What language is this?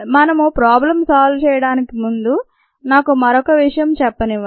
Telugu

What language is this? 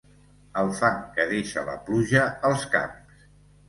Catalan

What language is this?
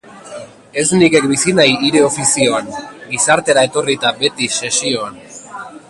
Basque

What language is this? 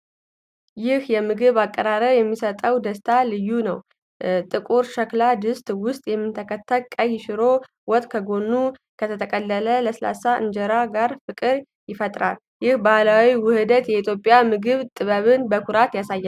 Amharic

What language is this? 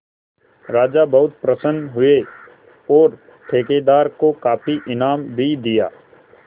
Hindi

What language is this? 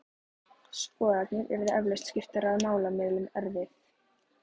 Icelandic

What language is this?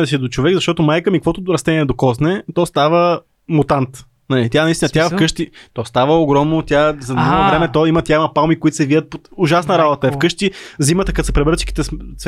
Bulgarian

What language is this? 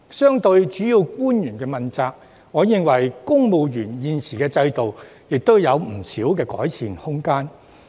Cantonese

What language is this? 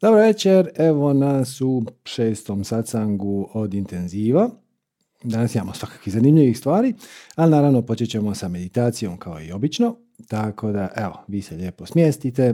Croatian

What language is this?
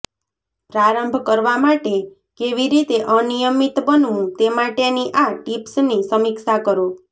Gujarati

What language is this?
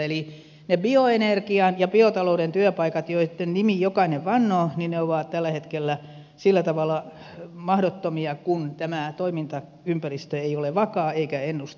Finnish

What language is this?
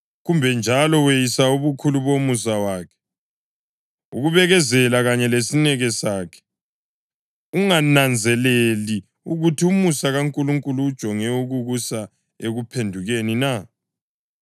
North Ndebele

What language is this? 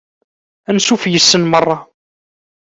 Kabyle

